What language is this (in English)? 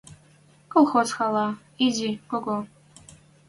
Western Mari